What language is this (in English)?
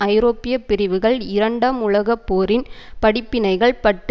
Tamil